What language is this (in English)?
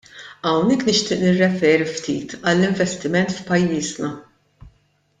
Maltese